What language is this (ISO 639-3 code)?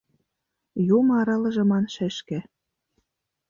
chm